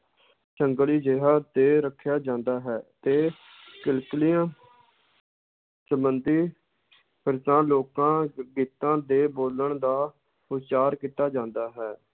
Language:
Punjabi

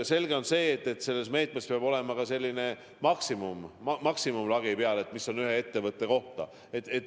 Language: Estonian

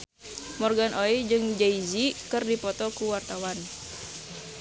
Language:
Sundanese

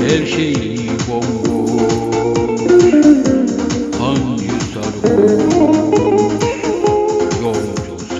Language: Turkish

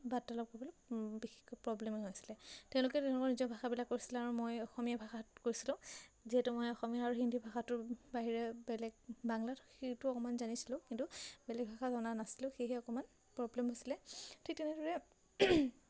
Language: Assamese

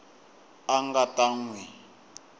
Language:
Tsonga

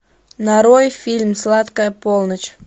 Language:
Russian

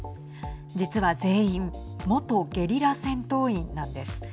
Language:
Japanese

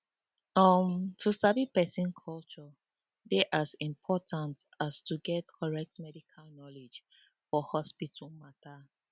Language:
Nigerian Pidgin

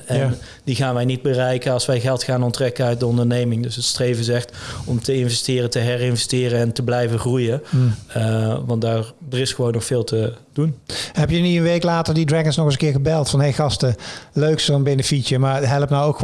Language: Dutch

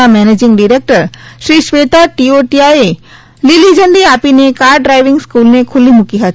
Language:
Gujarati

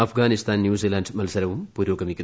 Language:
Malayalam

